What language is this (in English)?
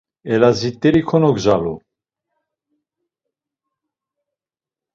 Laz